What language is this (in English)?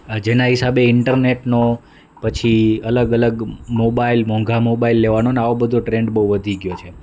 Gujarati